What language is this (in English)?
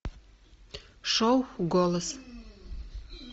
Russian